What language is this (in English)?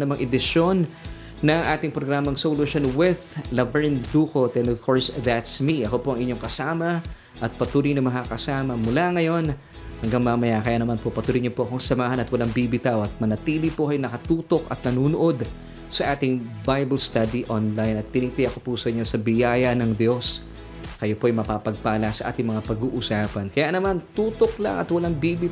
Filipino